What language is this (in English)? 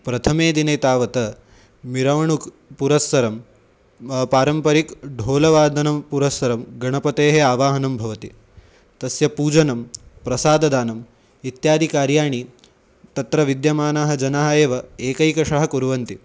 Sanskrit